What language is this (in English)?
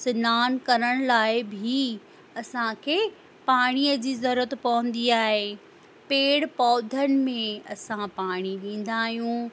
Sindhi